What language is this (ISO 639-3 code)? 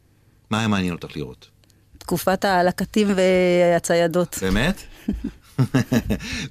heb